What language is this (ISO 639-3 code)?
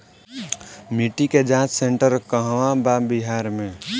bho